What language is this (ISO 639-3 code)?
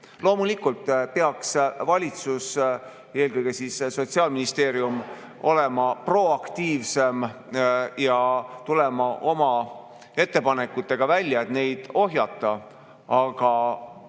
est